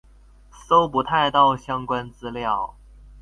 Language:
Chinese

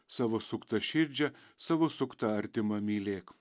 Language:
Lithuanian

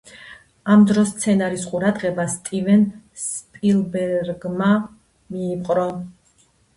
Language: Georgian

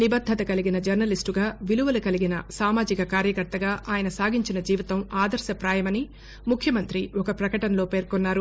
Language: Telugu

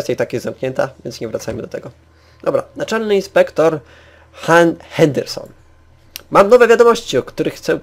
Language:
Polish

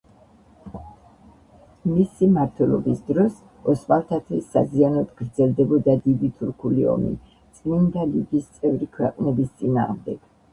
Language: Georgian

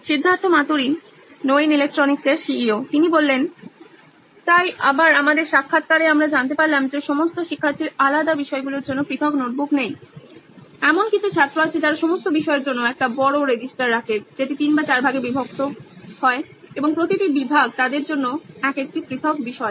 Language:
Bangla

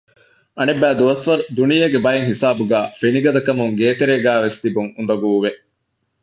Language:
Divehi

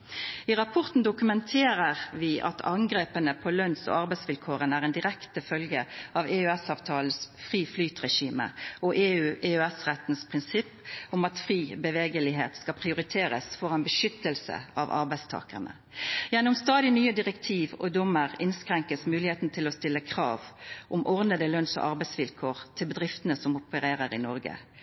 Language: Norwegian Nynorsk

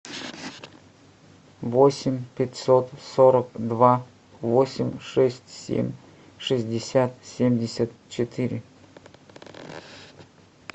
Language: Russian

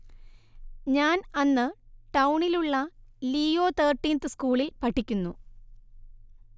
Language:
Malayalam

